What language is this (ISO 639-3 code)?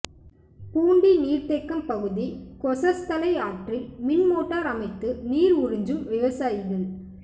tam